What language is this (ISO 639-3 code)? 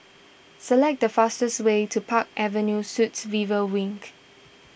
eng